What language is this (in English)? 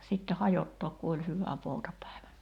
Finnish